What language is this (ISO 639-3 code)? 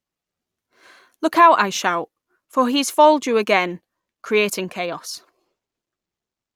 eng